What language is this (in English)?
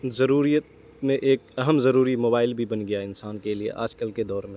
Urdu